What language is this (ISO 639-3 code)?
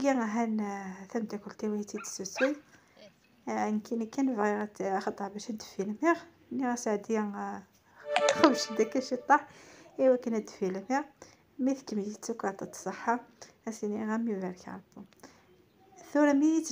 ara